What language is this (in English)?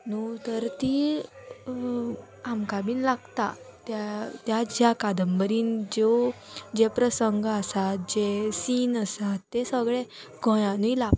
Konkani